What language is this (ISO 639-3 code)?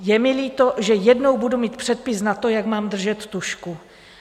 ces